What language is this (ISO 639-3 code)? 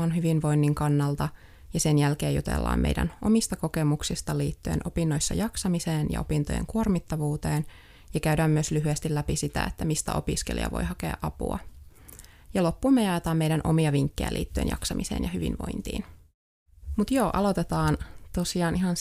fin